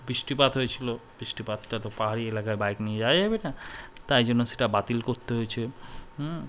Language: Bangla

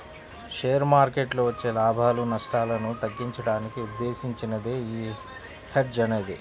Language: Telugu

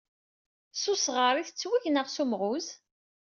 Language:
Kabyle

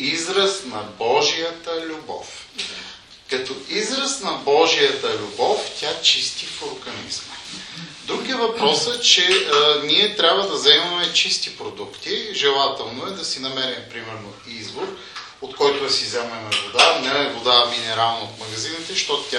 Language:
Bulgarian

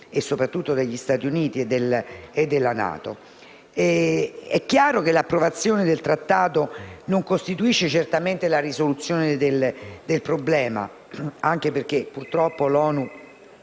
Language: Italian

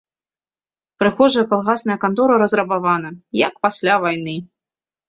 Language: Belarusian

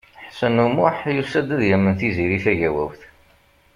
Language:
Kabyle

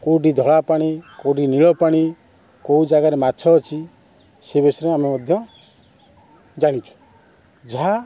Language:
Odia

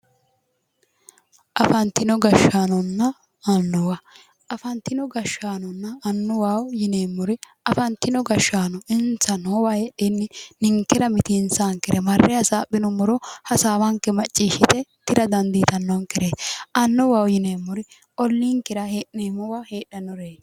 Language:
Sidamo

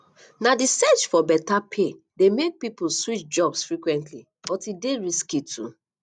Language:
Nigerian Pidgin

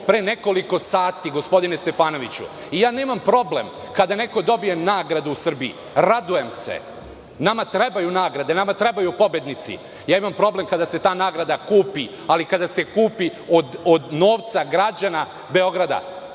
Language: Serbian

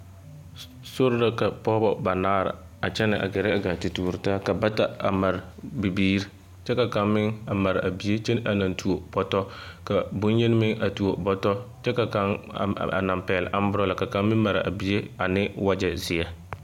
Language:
Southern Dagaare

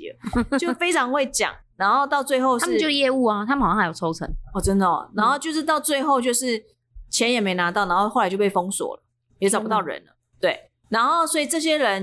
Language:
Chinese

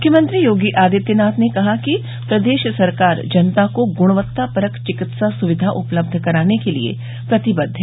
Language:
Hindi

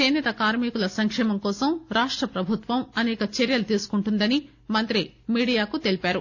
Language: Telugu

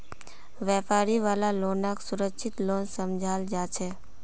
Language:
Magahi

